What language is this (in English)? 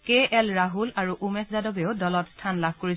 Assamese